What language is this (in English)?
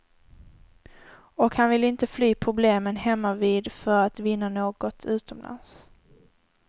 Swedish